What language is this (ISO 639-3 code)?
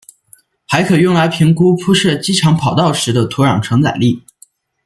zho